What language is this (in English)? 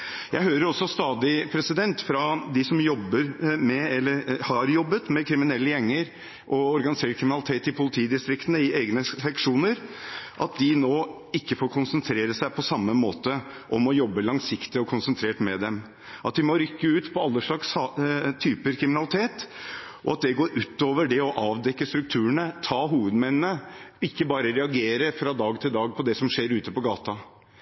Norwegian Bokmål